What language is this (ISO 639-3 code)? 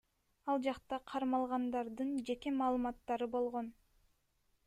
kir